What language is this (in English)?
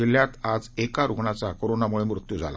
Marathi